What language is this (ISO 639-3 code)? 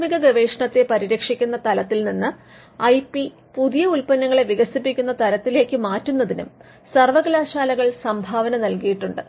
mal